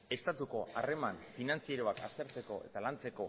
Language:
Basque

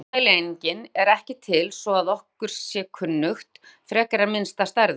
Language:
Icelandic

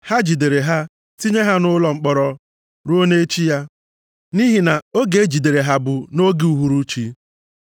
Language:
Igbo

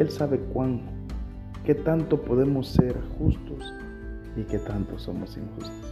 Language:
Spanish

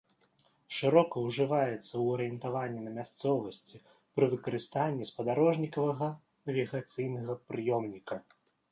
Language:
Belarusian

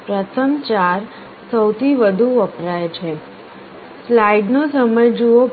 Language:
Gujarati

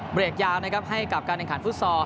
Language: Thai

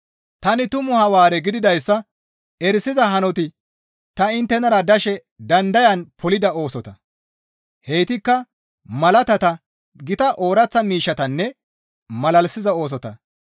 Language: Gamo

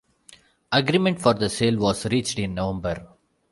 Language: English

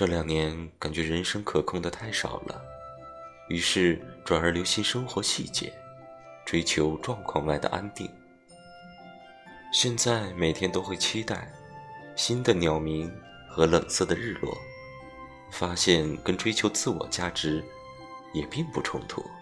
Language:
Chinese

